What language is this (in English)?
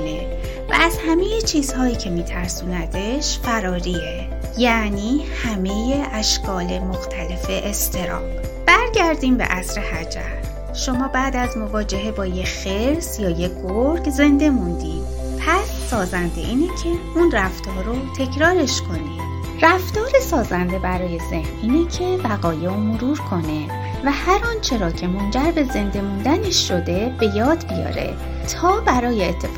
Persian